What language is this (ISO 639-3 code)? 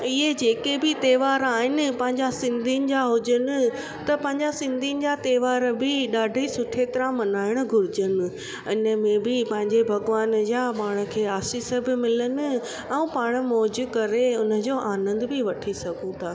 snd